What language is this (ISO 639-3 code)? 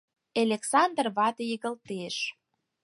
chm